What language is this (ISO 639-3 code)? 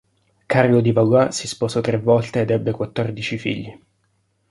ita